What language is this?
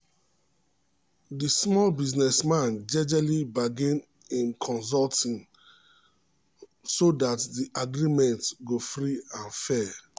Nigerian Pidgin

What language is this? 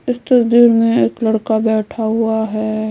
Hindi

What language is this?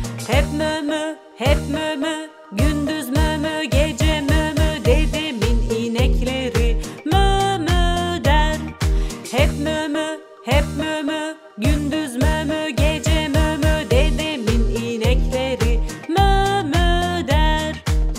Turkish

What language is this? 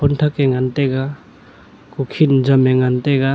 Wancho Naga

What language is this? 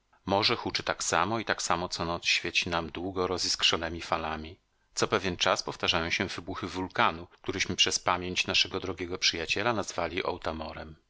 Polish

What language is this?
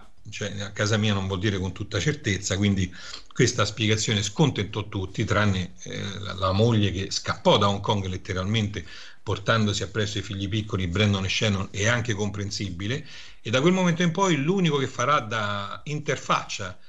Italian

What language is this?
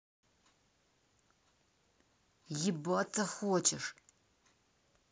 Russian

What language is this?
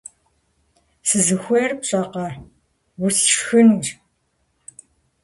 Kabardian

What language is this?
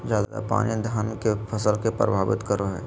Magahi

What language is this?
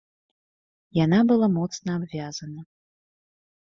Belarusian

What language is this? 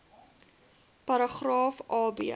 Afrikaans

